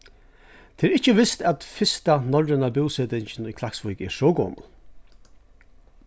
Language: Faroese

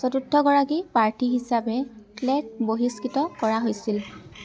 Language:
Assamese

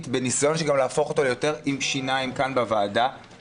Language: Hebrew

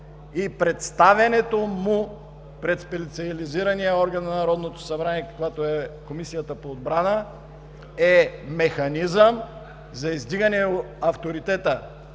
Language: Bulgarian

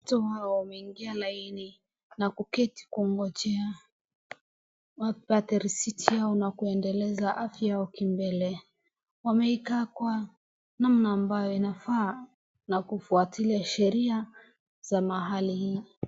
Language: Swahili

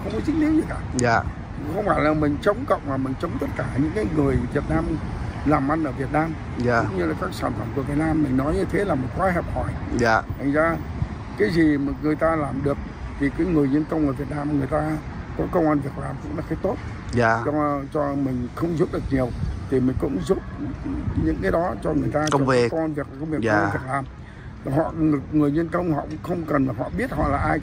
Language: Vietnamese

